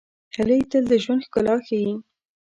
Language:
Pashto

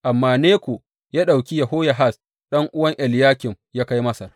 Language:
Hausa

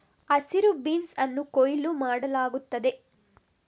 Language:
Kannada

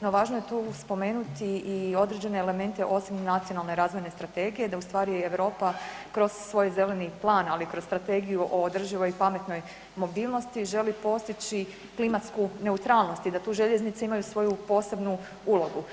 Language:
Croatian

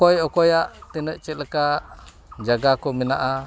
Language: Santali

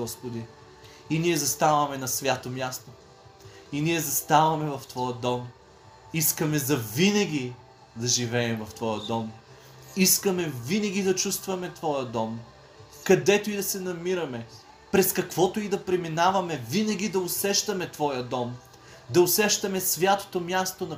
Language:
Bulgarian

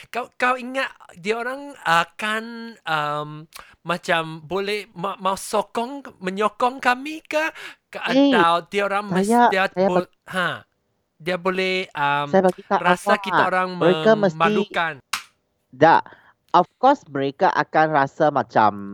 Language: Malay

